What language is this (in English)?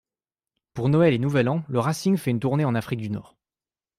French